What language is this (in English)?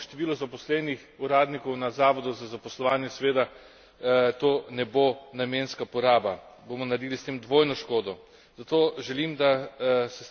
Slovenian